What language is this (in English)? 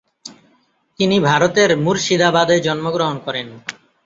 Bangla